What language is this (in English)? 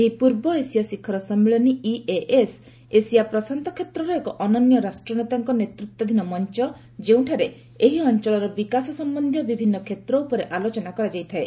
Odia